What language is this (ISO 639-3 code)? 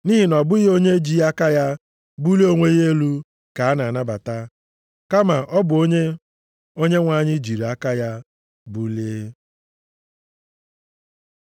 ibo